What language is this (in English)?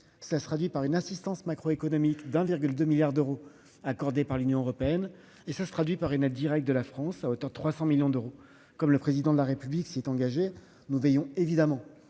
French